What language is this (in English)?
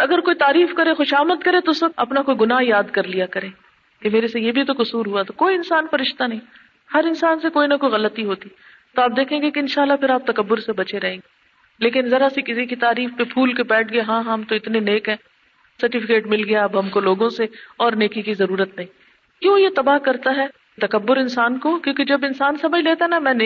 Urdu